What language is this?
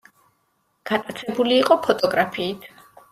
Georgian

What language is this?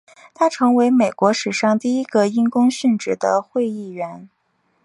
Chinese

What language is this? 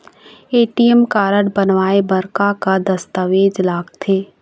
Chhattisgarhi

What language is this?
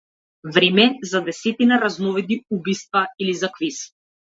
Macedonian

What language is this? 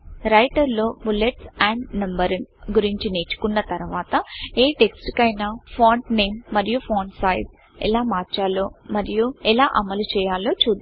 Telugu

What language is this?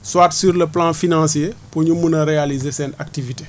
Wolof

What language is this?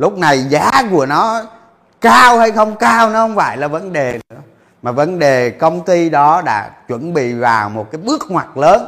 Vietnamese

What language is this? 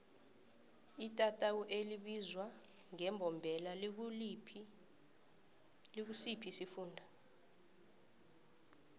South Ndebele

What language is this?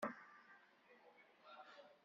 Kabyle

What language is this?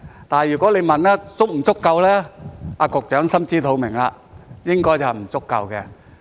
Cantonese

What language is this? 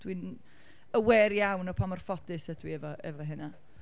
Welsh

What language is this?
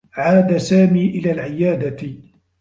Arabic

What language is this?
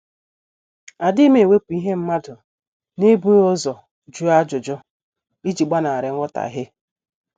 Igbo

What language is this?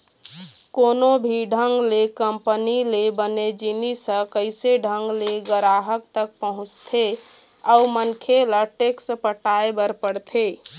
Chhattisgarhi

